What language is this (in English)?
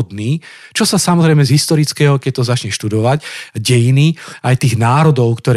Slovak